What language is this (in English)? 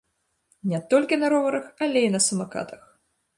Belarusian